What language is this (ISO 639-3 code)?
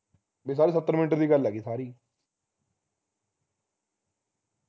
pan